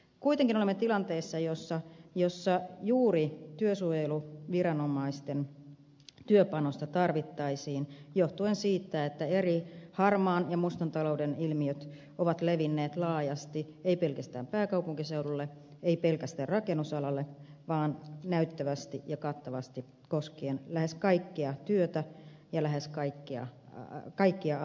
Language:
Finnish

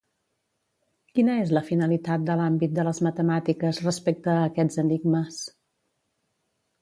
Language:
Catalan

